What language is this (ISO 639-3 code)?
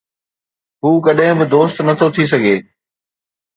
snd